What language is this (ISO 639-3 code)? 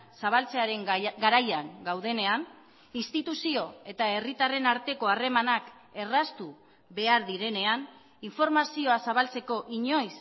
eus